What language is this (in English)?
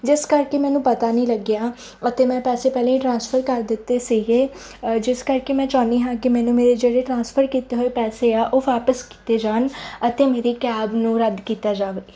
Punjabi